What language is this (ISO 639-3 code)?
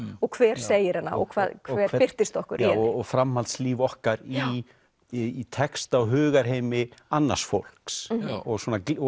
isl